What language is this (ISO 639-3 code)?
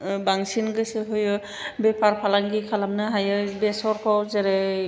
brx